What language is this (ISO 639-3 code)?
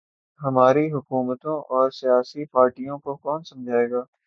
urd